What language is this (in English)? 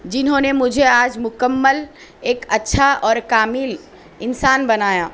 Urdu